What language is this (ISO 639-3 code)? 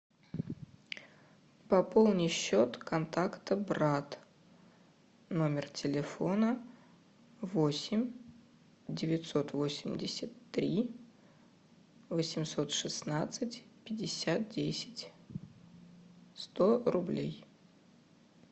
rus